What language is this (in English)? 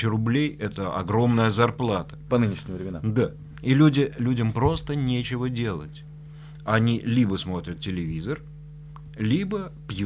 Russian